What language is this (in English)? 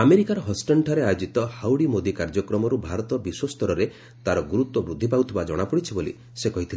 Odia